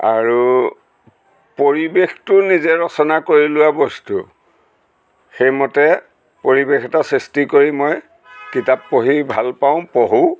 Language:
Assamese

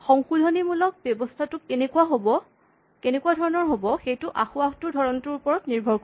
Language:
Assamese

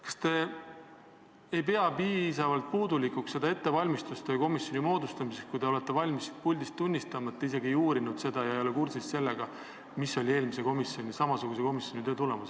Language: Estonian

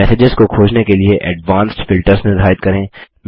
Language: Hindi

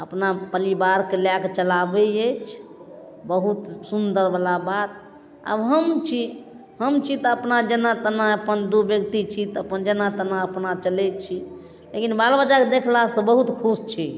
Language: Maithili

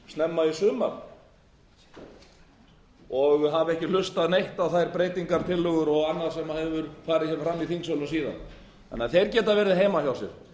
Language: Icelandic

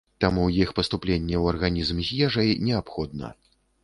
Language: Belarusian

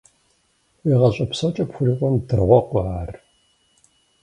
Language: Kabardian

